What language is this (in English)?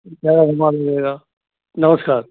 Hindi